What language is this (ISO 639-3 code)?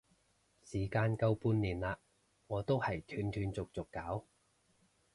yue